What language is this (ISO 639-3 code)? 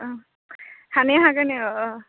brx